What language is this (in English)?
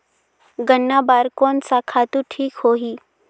Chhattisgarhi